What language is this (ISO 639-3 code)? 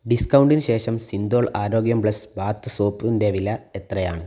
mal